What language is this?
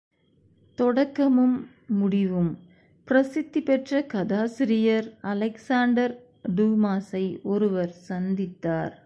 Tamil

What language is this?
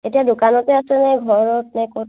Assamese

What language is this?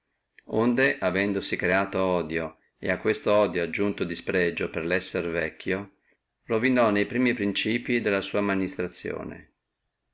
Italian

